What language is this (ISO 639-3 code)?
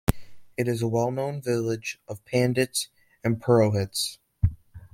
eng